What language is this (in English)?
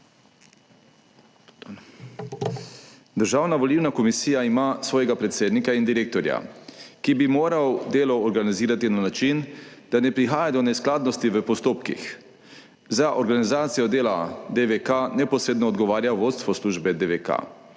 Slovenian